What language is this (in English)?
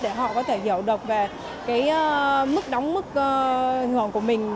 Vietnamese